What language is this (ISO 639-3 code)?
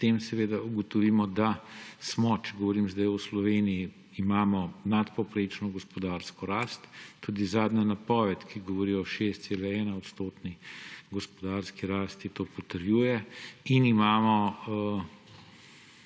slv